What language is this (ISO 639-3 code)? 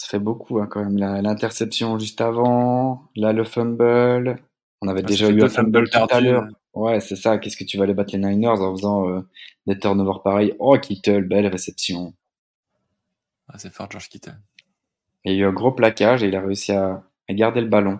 fra